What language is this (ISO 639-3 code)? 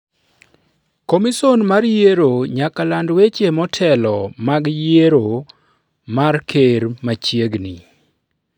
luo